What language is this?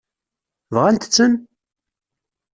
Kabyle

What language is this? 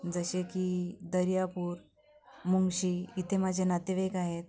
Marathi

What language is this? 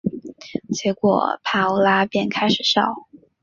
Chinese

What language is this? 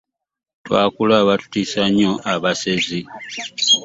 Ganda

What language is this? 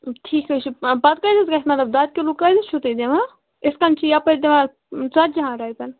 Kashmiri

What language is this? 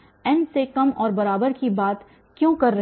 Hindi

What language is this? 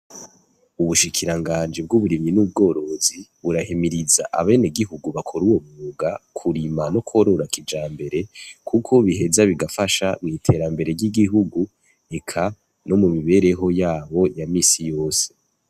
Rundi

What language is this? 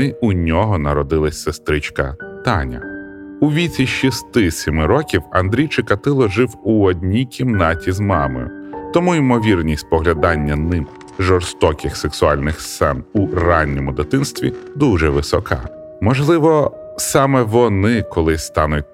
Ukrainian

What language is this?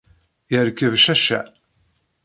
Kabyle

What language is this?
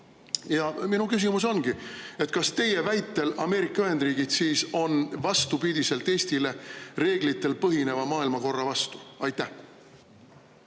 Estonian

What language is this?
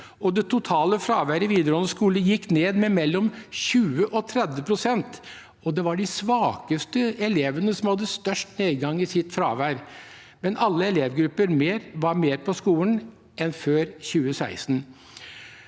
Norwegian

